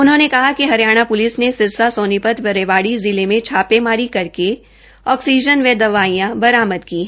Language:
Hindi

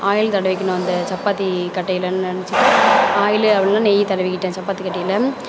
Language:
Tamil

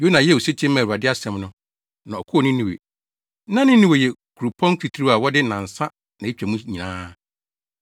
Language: Akan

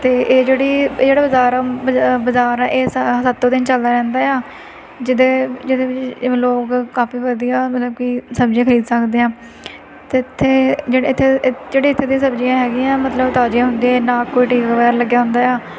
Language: Punjabi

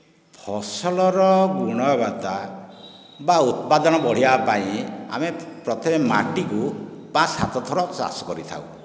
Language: Odia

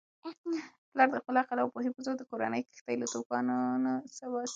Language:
Pashto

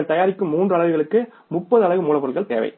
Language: Tamil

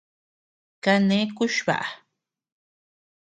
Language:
Tepeuxila Cuicatec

